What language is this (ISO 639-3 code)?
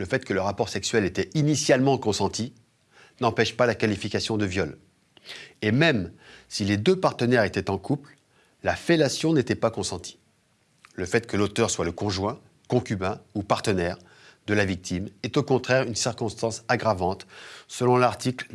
fra